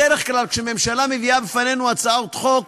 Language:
Hebrew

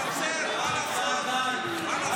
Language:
Hebrew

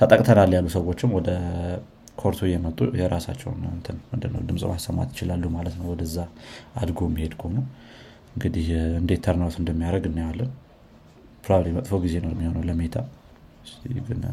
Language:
Amharic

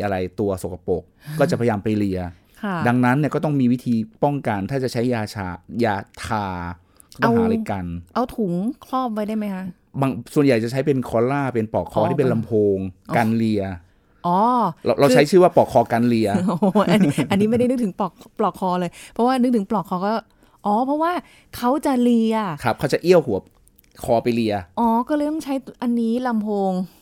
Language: Thai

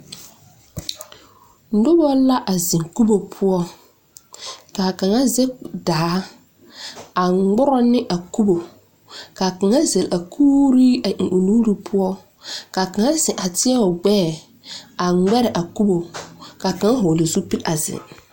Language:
Southern Dagaare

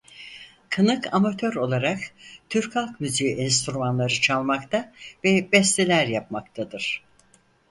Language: Turkish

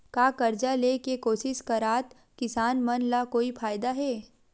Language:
Chhattisgarhi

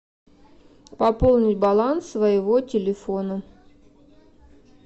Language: Russian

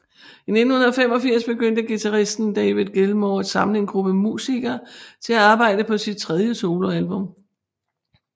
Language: Danish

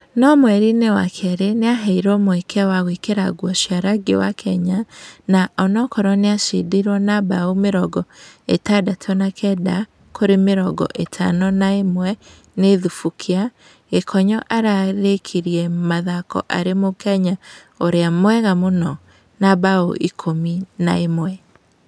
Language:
Kikuyu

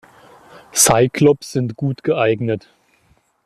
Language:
German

